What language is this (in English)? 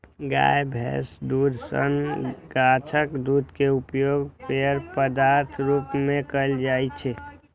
Maithili